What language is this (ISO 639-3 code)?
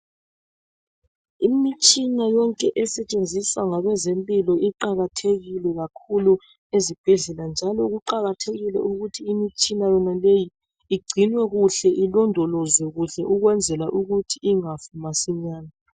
nde